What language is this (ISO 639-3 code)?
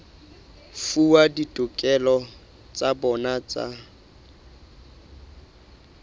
sot